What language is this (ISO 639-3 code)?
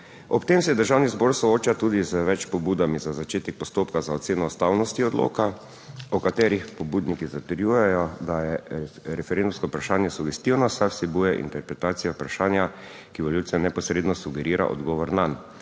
slv